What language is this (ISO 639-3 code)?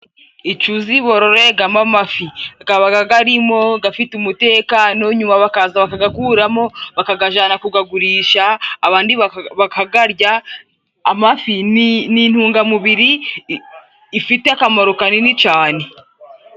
kin